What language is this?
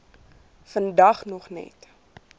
Afrikaans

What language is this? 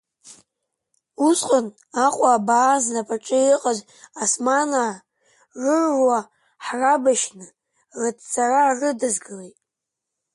Abkhazian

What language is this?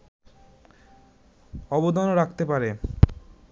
Bangla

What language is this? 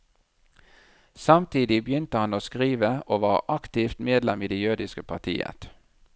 Norwegian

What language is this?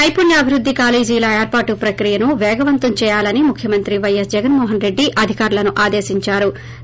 Telugu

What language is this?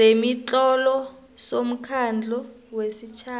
South Ndebele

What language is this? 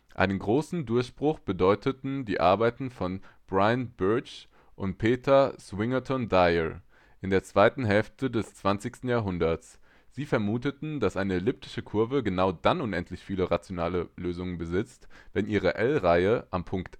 German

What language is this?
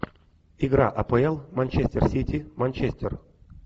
Russian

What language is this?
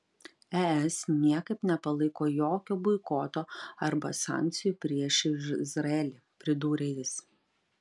Lithuanian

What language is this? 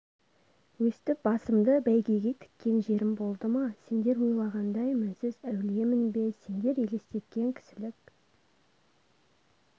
Kazakh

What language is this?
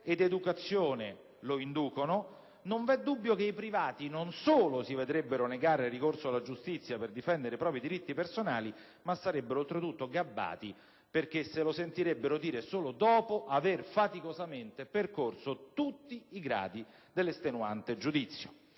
Italian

